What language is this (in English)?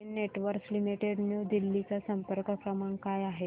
Marathi